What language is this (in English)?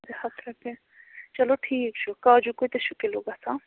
Kashmiri